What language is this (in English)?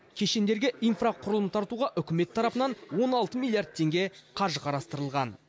Kazakh